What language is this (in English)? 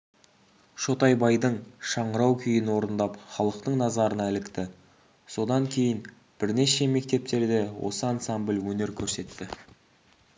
Kazakh